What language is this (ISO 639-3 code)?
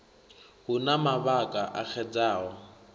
ven